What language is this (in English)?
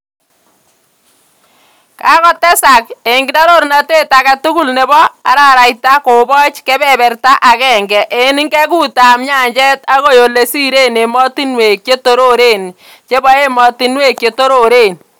Kalenjin